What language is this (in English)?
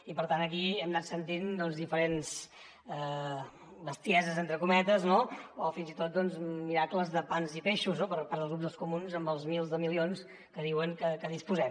Catalan